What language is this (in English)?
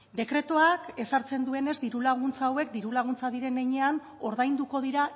Basque